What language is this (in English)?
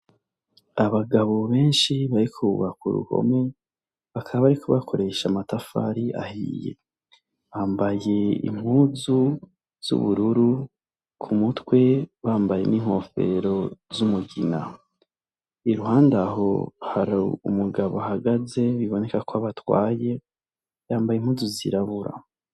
Rundi